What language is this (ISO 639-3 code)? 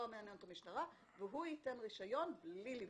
heb